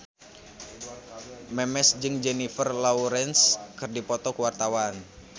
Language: Sundanese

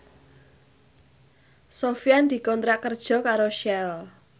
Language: Javanese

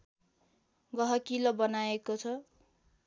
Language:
Nepali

